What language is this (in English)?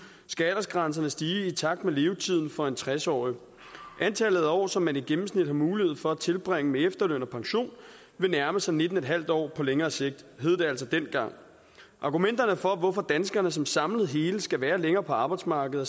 Danish